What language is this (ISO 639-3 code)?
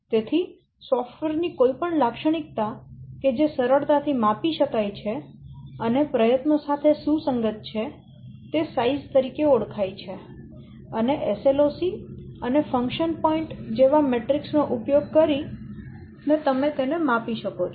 guj